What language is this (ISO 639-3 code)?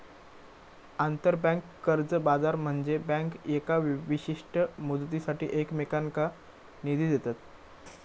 mar